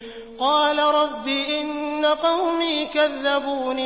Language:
Arabic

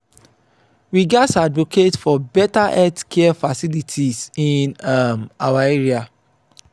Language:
Nigerian Pidgin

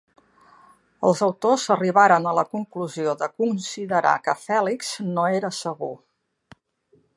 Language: Catalan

